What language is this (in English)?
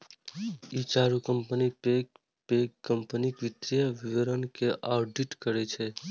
Maithili